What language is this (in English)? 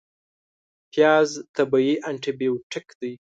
Pashto